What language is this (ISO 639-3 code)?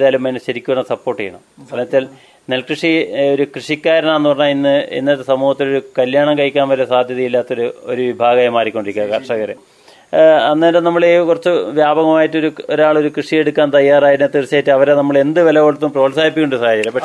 mal